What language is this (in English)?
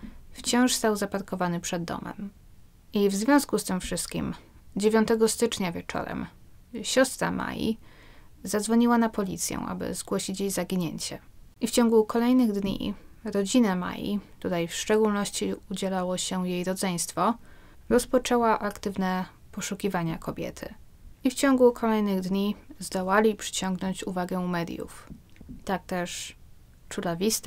Polish